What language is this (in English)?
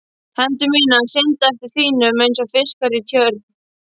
Icelandic